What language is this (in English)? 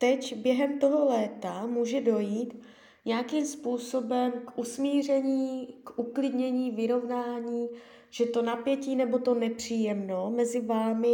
Czech